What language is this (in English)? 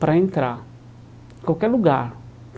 Portuguese